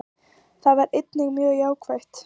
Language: Icelandic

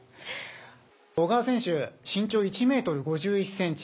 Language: Japanese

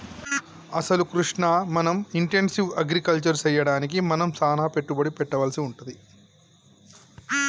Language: Telugu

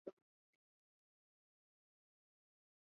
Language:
Chinese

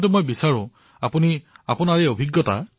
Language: Assamese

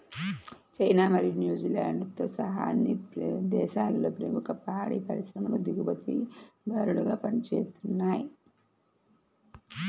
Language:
Telugu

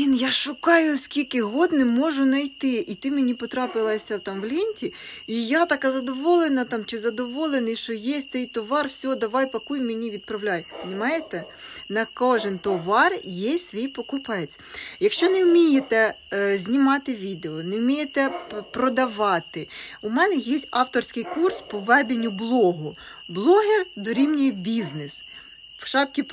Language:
Ukrainian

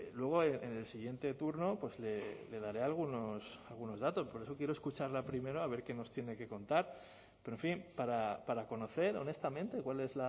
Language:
Spanish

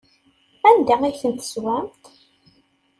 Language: Kabyle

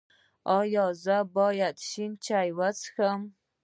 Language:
Pashto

